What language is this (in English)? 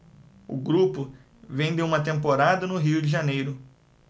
Portuguese